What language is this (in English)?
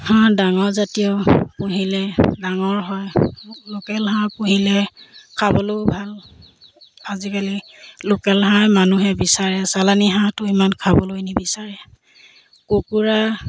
Assamese